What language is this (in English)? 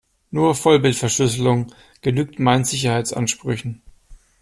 German